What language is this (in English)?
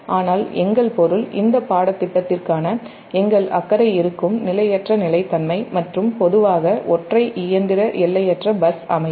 Tamil